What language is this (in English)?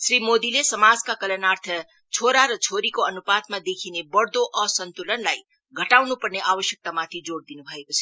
Nepali